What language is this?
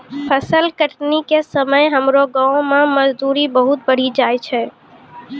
Maithili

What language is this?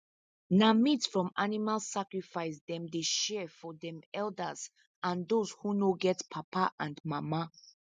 Nigerian Pidgin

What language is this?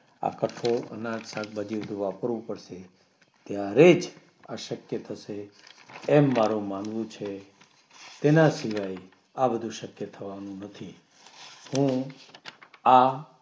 Gujarati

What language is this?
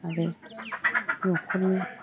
Bodo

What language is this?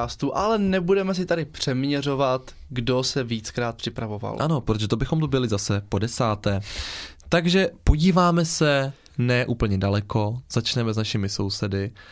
Czech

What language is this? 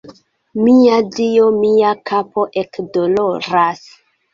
Esperanto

